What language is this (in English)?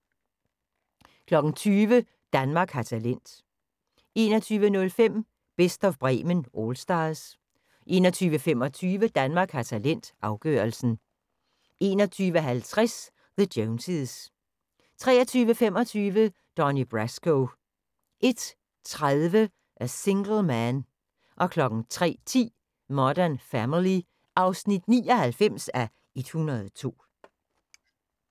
Danish